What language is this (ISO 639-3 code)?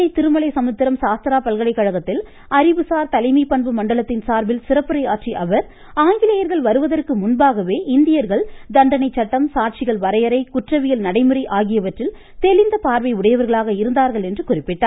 tam